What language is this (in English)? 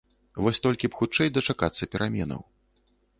Belarusian